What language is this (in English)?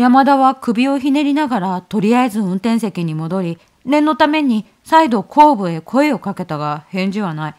Japanese